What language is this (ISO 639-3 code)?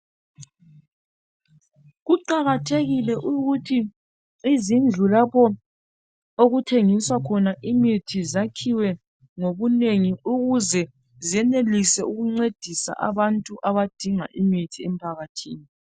nde